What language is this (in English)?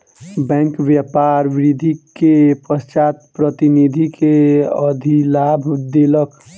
Maithili